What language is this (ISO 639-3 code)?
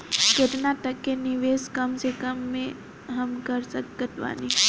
bho